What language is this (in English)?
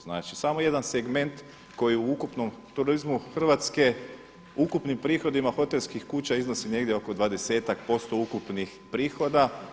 Croatian